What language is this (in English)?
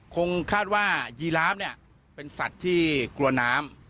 Thai